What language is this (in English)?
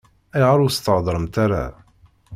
Kabyle